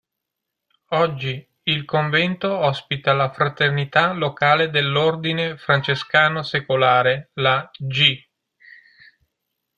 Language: Italian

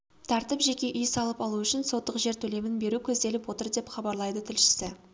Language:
Kazakh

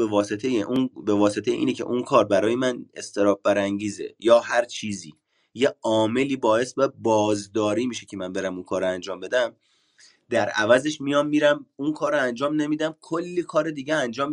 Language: Persian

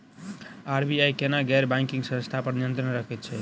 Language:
Maithili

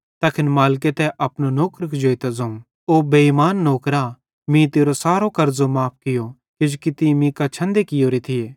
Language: Bhadrawahi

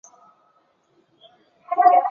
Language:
Chinese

